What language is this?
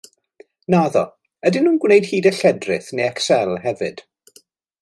Welsh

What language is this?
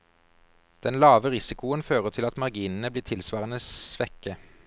Norwegian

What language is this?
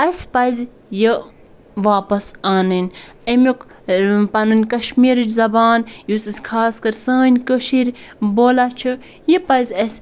Kashmiri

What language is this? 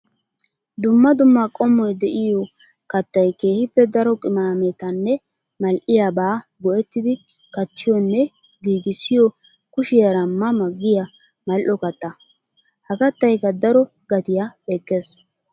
Wolaytta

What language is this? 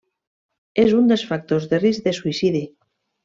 Catalan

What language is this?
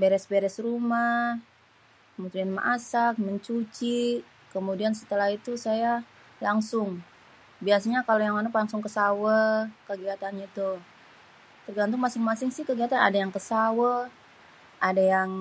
Betawi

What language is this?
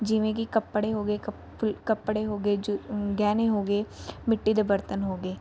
Punjabi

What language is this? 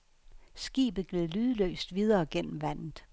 Danish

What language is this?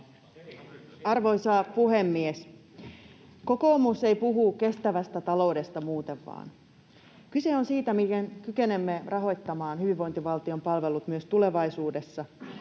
Finnish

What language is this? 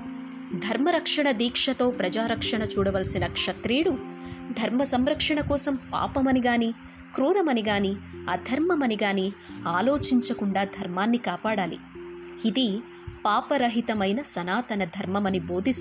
Telugu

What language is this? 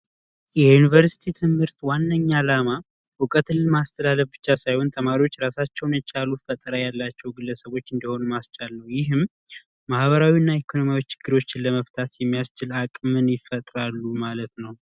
Amharic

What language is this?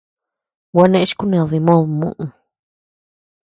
Tepeuxila Cuicatec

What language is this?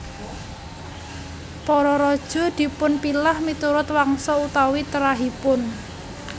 Javanese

